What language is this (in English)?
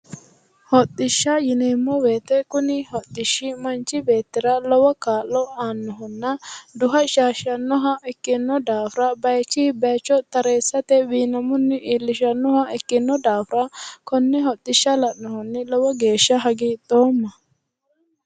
Sidamo